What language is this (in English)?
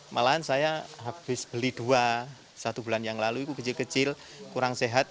Indonesian